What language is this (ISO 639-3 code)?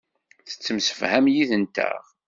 kab